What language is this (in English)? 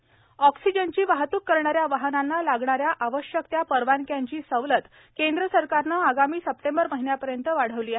Marathi